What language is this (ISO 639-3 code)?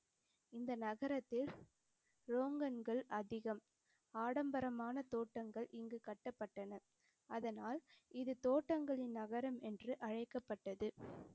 tam